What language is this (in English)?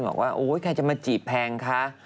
Thai